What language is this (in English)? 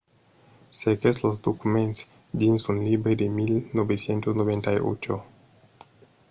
Occitan